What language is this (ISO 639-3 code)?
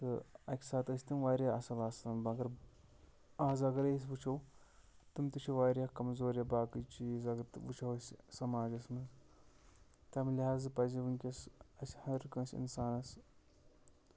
kas